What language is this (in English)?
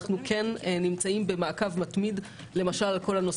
Hebrew